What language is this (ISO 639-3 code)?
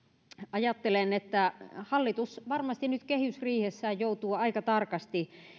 fin